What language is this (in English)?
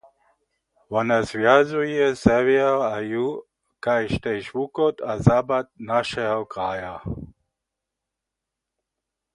Upper Sorbian